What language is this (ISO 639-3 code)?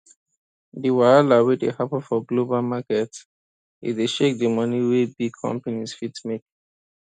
pcm